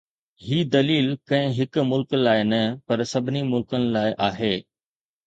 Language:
Sindhi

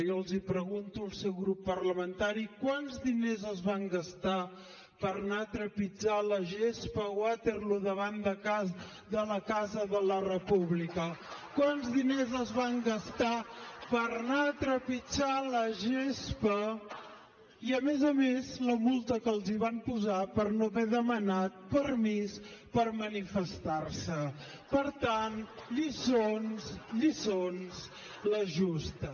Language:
Catalan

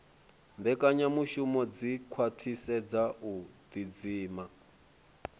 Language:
Venda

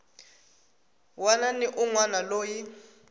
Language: Tsonga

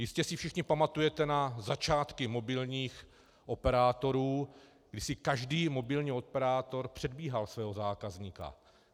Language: Czech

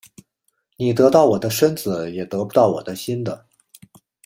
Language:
Chinese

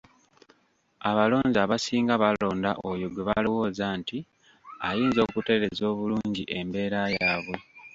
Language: Ganda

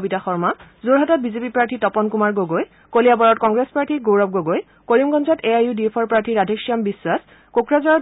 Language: Assamese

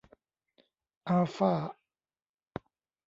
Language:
Thai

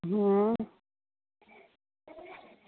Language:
Dogri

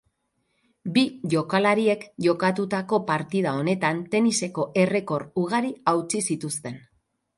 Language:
Basque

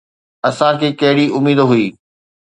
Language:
Sindhi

